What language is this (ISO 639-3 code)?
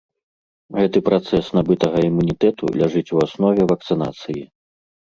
bel